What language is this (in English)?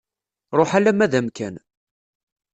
Kabyle